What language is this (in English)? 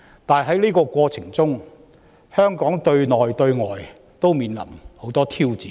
Cantonese